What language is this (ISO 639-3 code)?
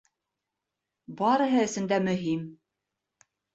bak